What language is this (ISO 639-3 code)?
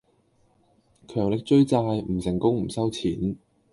yue